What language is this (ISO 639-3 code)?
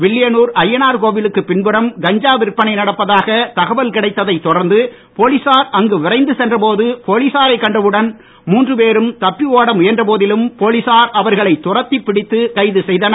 tam